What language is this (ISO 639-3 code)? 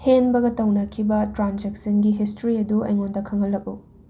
mni